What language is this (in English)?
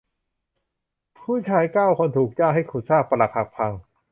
Thai